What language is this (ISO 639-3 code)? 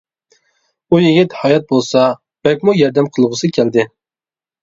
uig